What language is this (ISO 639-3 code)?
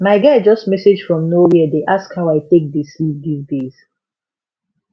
pcm